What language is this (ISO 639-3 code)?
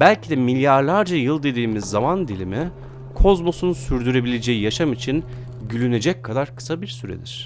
tur